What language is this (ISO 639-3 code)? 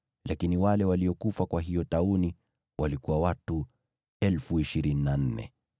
swa